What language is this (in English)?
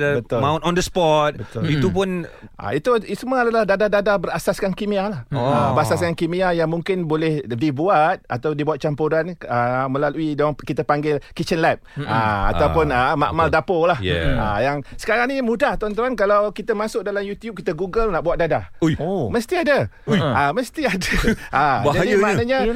Malay